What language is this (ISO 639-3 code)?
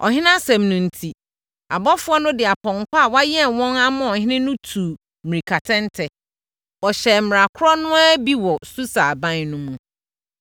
aka